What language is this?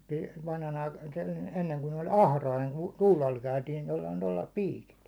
Finnish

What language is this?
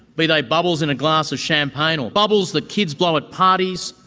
English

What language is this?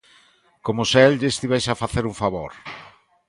Galician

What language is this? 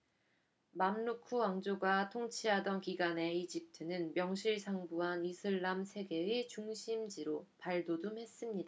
Korean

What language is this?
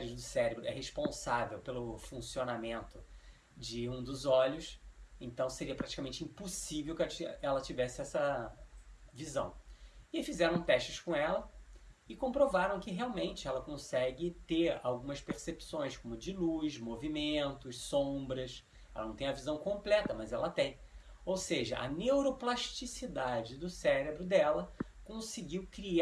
Portuguese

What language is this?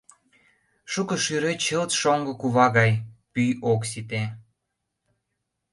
Mari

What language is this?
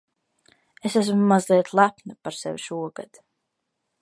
Latvian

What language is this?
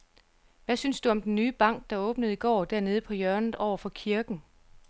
Danish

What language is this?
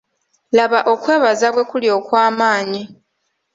Ganda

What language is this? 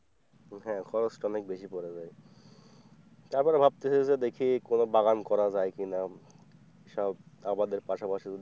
Bangla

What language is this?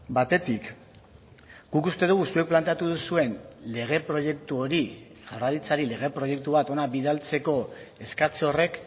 Basque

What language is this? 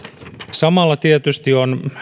Finnish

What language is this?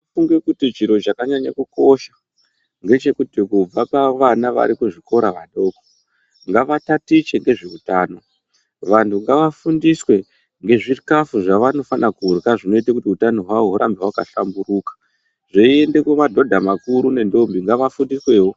Ndau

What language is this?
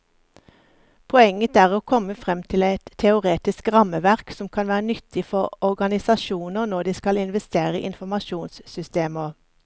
Norwegian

